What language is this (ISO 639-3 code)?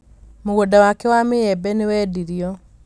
kik